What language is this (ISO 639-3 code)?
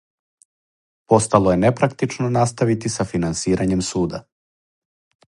srp